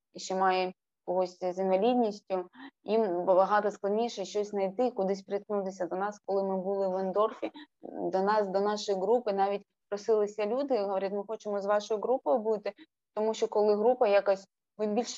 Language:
Ukrainian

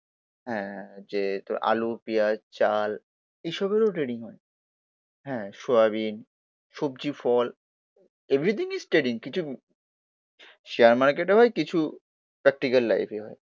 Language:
Bangla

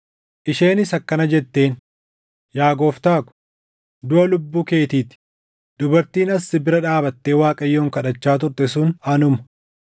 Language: Oromo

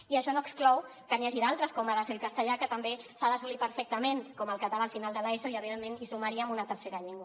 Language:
Catalan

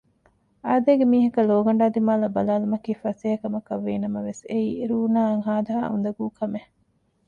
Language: Divehi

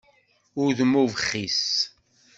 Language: Kabyle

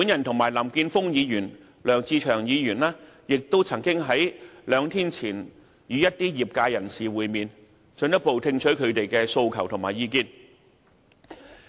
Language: Cantonese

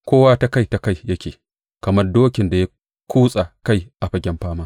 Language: Hausa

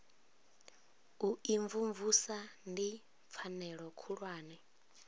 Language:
Venda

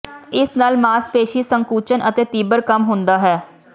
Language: Punjabi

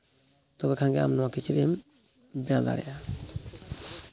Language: Santali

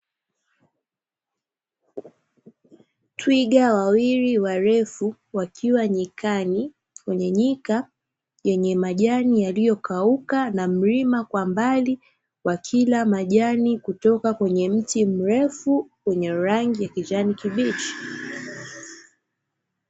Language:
Swahili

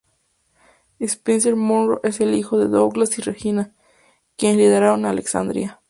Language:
Spanish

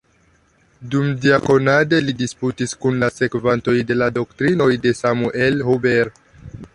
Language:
Esperanto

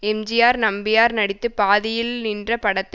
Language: Tamil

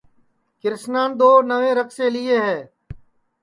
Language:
Sansi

